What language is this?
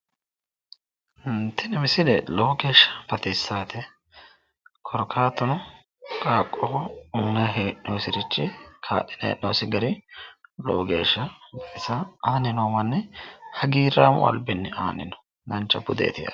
Sidamo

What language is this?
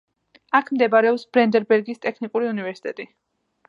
Georgian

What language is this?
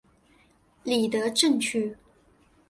Chinese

